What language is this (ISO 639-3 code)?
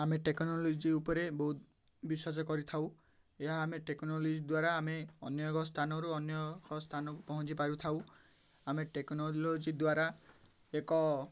ori